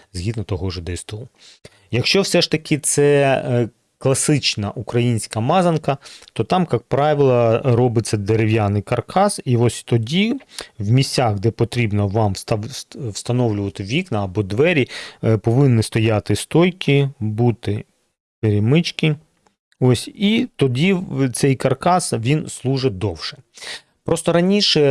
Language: Ukrainian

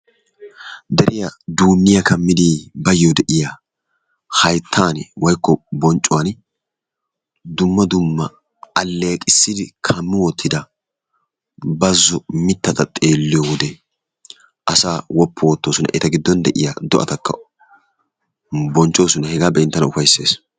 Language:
Wolaytta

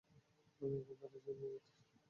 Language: Bangla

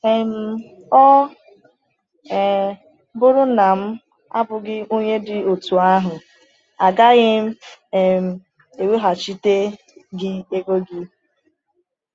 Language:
Igbo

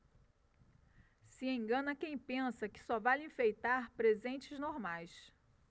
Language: Portuguese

